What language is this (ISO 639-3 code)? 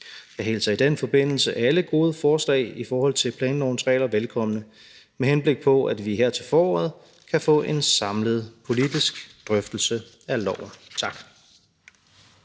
dan